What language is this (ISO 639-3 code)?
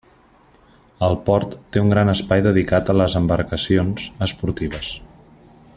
cat